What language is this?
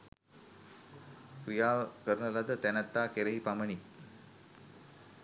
Sinhala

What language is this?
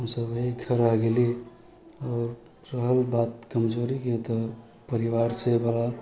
Maithili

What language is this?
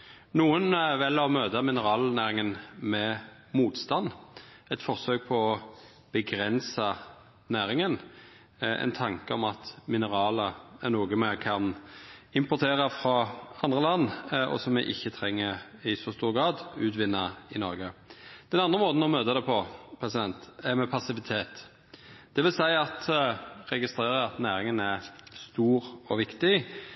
Norwegian Nynorsk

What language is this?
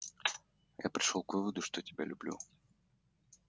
Russian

